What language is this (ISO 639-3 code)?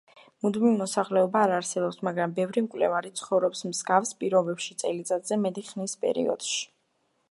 kat